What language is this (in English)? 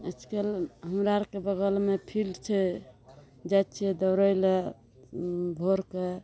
Maithili